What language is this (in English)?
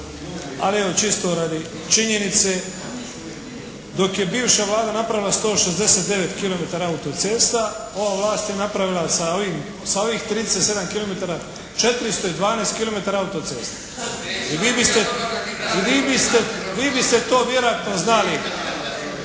Croatian